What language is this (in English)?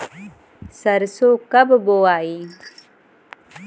Bhojpuri